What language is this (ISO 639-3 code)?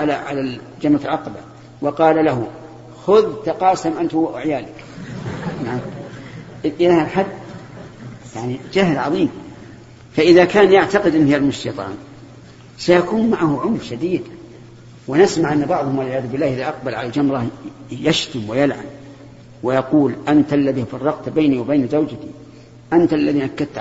ara